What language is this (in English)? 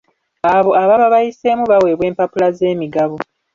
Ganda